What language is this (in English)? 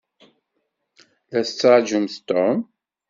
Kabyle